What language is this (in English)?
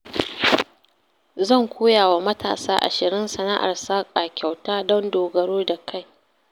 Hausa